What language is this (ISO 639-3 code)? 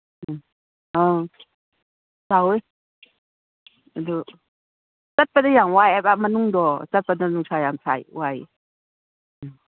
mni